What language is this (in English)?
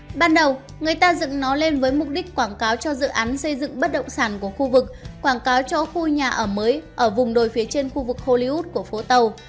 Vietnamese